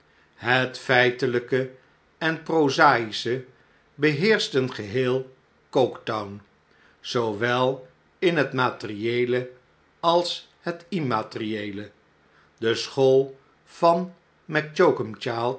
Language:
Dutch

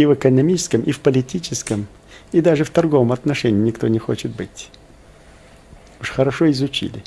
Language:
Russian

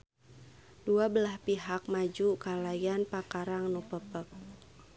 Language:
Sundanese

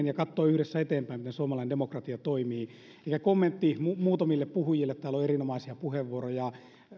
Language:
Finnish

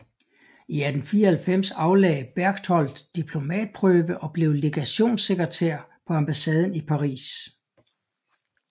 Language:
Danish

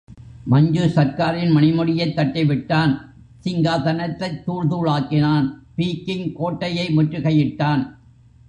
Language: Tamil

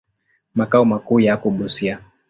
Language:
Swahili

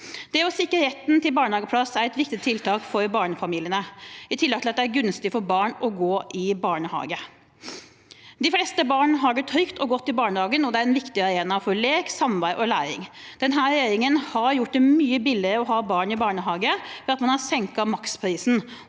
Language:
Norwegian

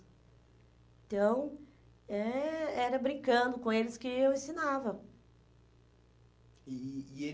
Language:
Portuguese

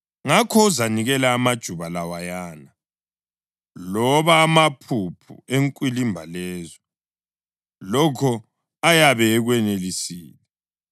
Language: North Ndebele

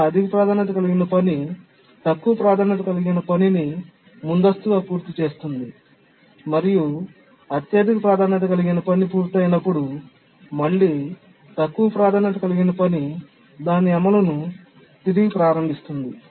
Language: Telugu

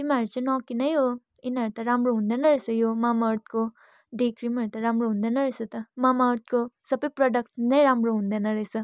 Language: Nepali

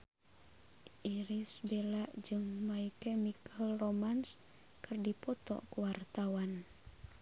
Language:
Sundanese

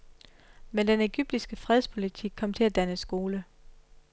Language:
Danish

